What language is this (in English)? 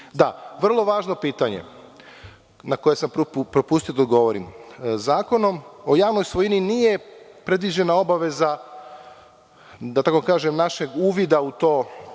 Serbian